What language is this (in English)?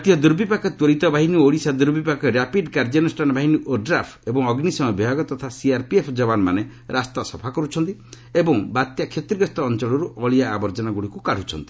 Odia